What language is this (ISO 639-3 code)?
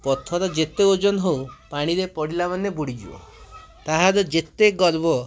ori